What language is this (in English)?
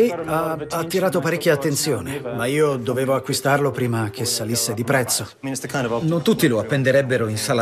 Italian